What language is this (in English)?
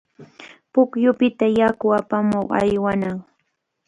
Cajatambo North Lima Quechua